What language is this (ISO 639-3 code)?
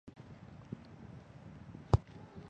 zho